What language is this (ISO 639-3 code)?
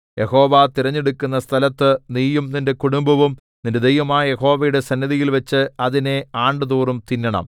mal